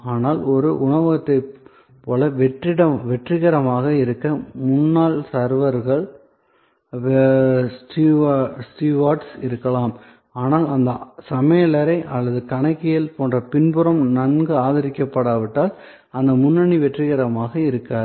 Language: Tamil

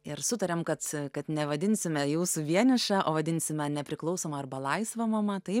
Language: Lithuanian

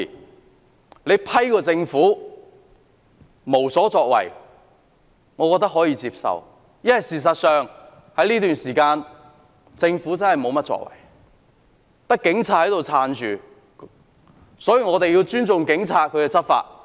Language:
Cantonese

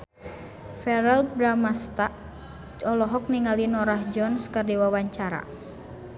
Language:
Sundanese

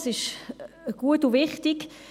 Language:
Swiss German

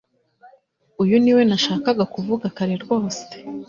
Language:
Kinyarwanda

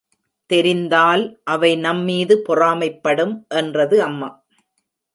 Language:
Tamil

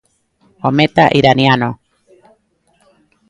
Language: Galician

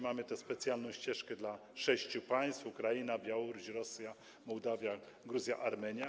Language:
Polish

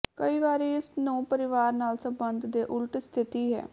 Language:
Punjabi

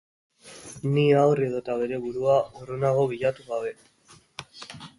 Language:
Basque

